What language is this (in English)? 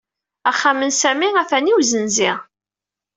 Kabyle